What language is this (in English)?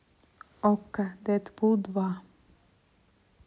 Russian